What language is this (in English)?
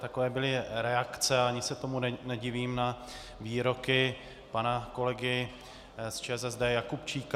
Czech